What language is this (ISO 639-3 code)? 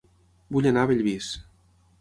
cat